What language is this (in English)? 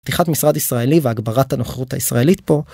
Hebrew